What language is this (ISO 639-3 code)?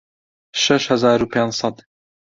ckb